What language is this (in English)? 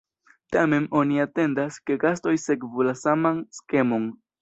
Esperanto